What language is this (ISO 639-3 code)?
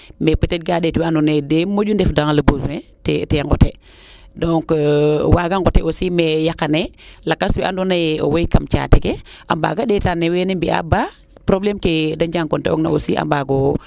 srr